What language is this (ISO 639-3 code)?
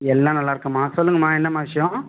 tam